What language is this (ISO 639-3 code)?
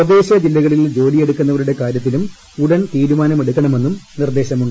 mal